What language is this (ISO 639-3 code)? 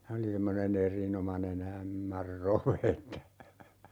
fin